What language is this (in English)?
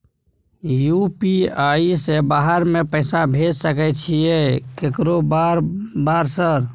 Maithili